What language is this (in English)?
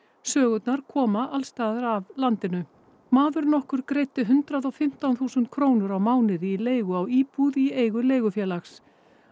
Icelandic